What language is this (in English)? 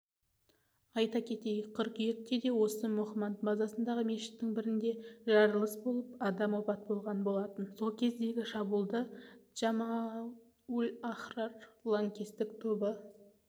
Kazakh